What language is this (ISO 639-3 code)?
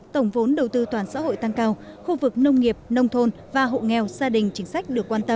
vie